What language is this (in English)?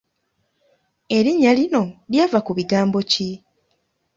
Ganda